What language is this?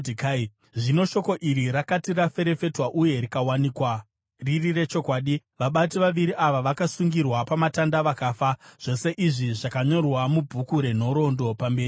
Shona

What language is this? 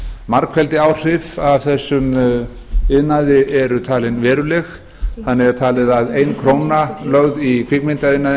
Icelandic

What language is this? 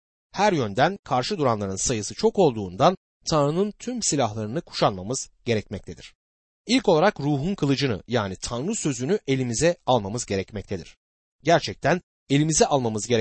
Turkish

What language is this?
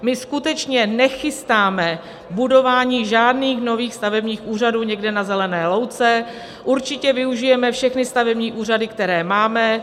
Czech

